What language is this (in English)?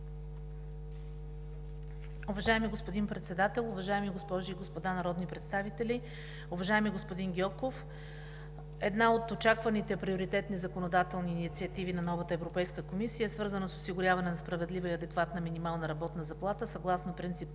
Bulgarian